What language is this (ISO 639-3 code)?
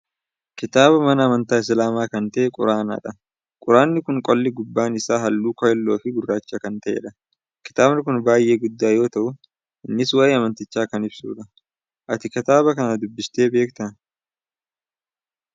orm